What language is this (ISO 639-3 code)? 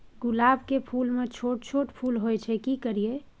mai